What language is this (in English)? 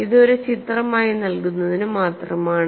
Malayalam